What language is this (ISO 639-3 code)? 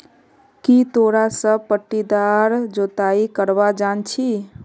mag